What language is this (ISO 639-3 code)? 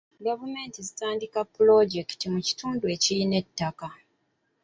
lug